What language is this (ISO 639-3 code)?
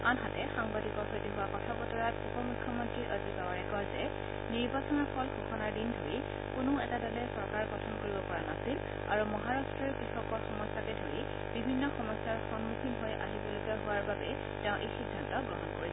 asm